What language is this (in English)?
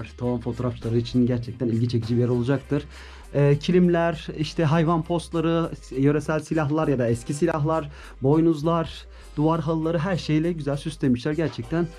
Turkish